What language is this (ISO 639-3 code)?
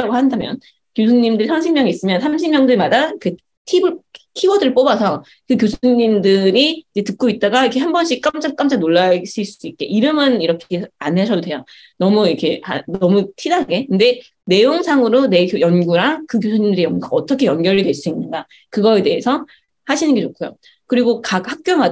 kor